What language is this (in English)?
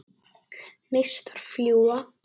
Icelandic